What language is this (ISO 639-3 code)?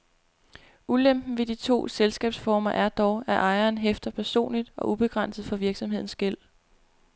dan